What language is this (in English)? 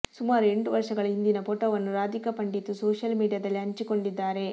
Kannada